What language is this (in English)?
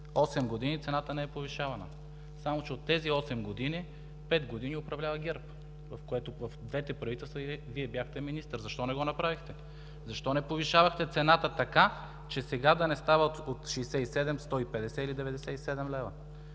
Bulgarian